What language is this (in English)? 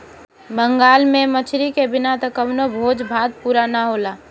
Bhojpuri